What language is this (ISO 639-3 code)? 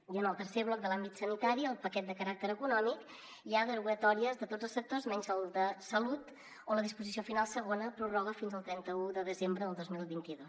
cat